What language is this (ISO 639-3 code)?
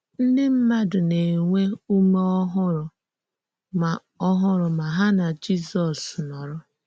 ibo